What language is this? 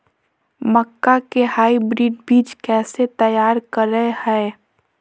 Magahi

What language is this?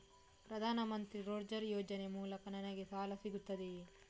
Kannada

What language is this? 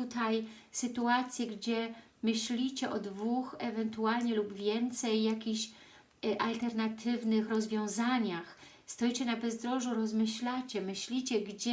Polish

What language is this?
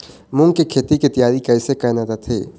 Chhattisgarhi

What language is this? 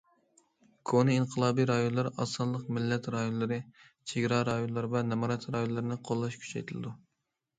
Uyghur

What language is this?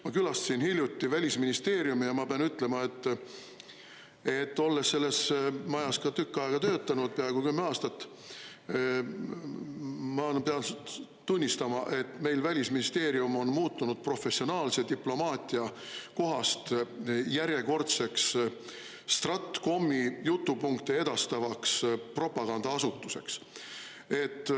Estonian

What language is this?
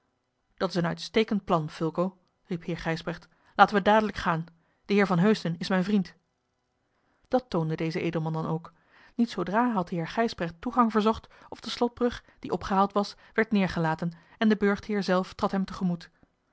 Dutch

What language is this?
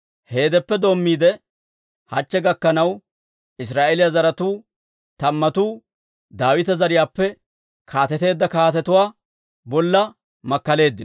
Dawro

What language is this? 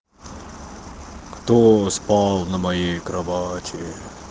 Russian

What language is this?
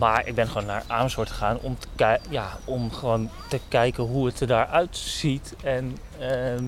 Dutch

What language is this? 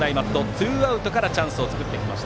Japanese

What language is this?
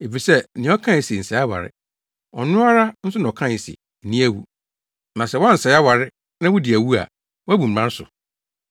Akan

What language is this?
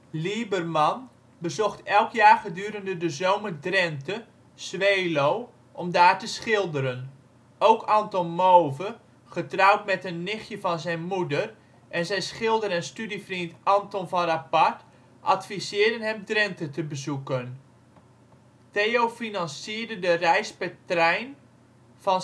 Dutch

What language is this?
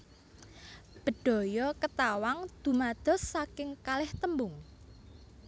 Javanese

